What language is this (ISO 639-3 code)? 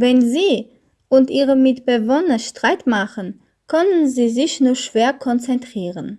deu